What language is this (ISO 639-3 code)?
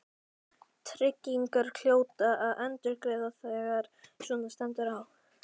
isl